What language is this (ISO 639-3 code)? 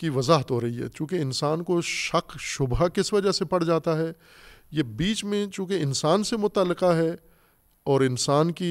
urd